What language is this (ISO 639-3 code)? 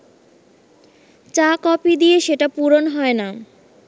ben